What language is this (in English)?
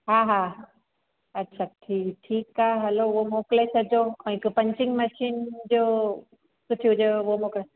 Sindhi